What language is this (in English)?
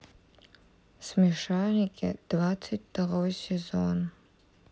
Russian